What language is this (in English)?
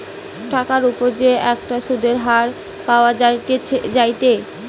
Bangla